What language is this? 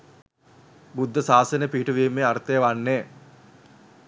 Sinhala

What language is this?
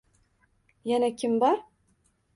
Uzbek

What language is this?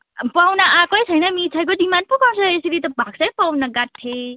Nepali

